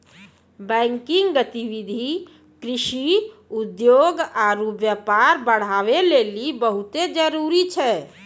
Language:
Maithili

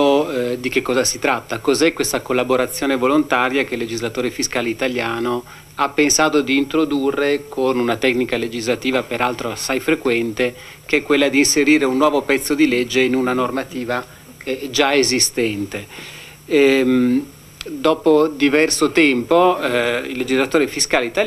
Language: Italian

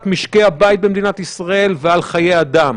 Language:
Hebrew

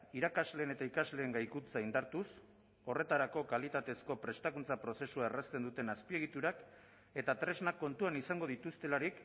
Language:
Basque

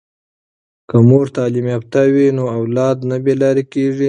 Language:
Pashto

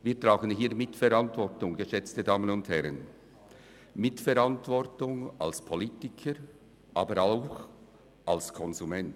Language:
Swiss German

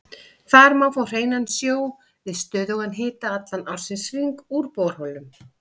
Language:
Icelandic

